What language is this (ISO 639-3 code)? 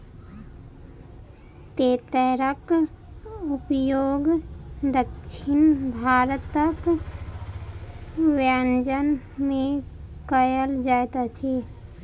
mai